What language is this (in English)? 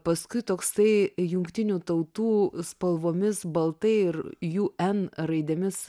Lithuanian